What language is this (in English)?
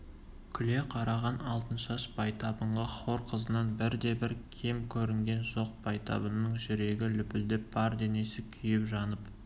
Kazakh